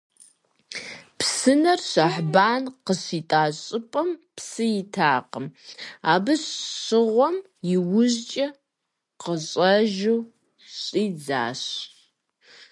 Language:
Kabardian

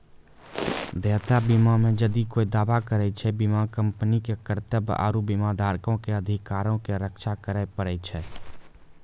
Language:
Maithili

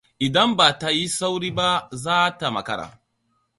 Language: Hausa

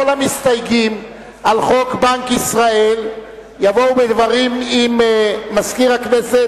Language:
Hebrew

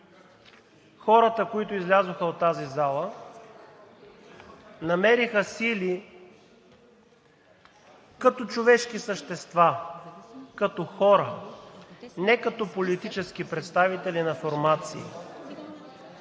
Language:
Bulgarian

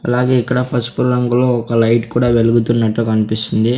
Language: Telugu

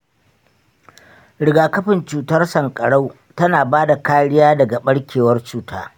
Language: Hausa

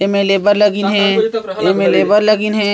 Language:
Chhattisgarhi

